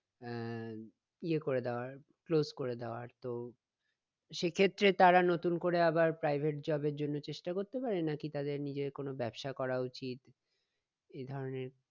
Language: Bangla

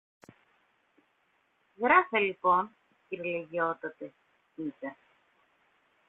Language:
Greek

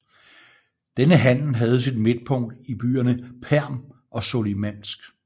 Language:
Danish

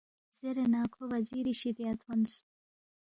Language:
Balti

